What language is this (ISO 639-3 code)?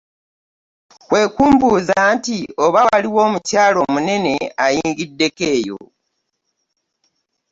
lug